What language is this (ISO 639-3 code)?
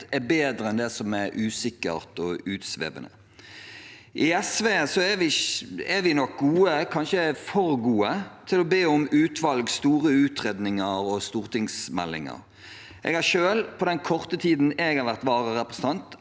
nor